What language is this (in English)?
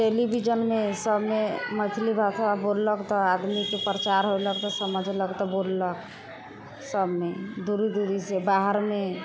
Maithili